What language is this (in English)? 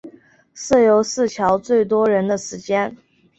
Chinese